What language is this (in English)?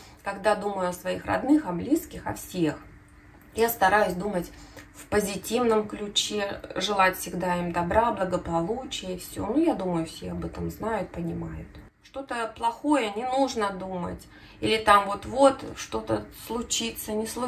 Russian